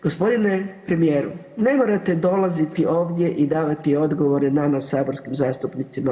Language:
Croatian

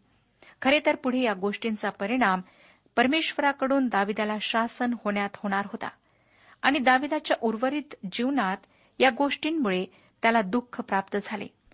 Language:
Marathi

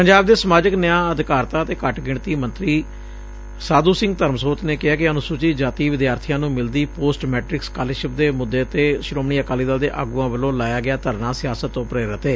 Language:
Punjabi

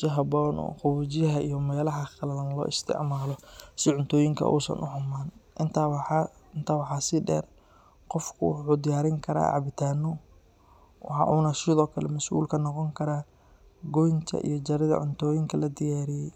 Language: Somali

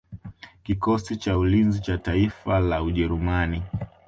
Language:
Swahili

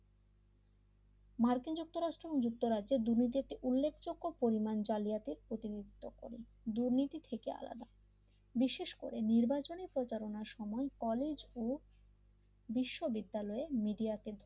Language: Bangla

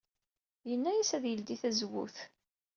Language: Kabyle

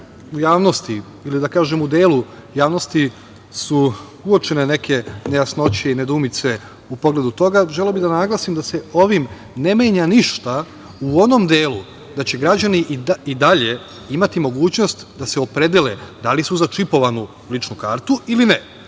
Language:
Serbian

